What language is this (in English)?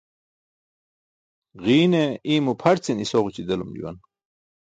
Burushaski